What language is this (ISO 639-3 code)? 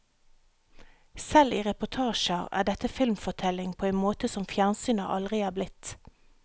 nor